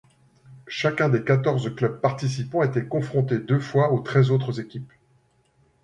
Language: French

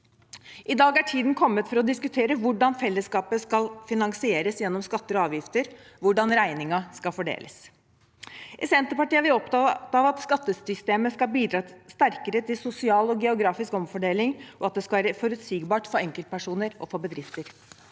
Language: Norwegian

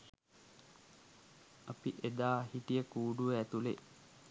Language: Sinhala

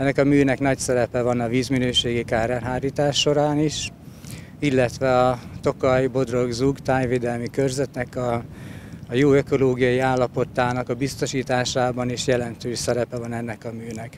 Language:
Hungarian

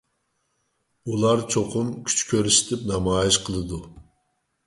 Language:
Uyghur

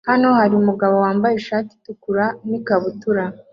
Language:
Kinyarwanda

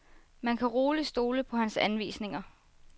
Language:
Danish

